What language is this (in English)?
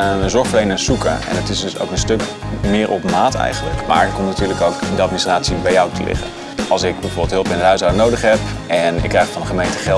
Dutch